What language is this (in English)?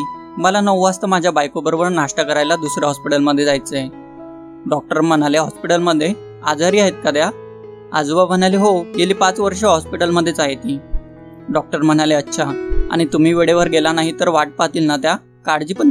Marathi